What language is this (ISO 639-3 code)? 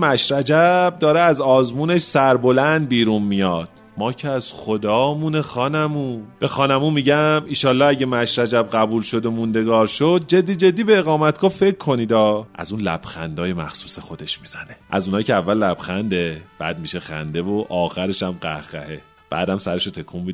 fas